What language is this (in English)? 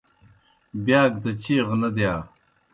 Kohistani Shina